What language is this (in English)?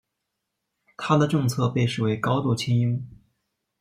Chinese